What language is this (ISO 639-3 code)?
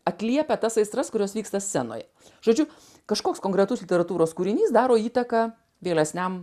lit